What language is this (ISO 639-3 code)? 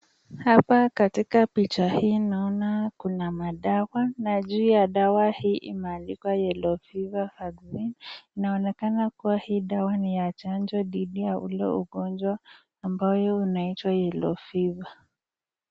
swa